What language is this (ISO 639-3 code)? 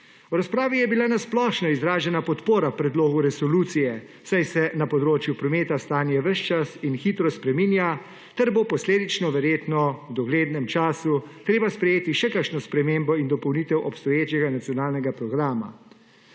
slv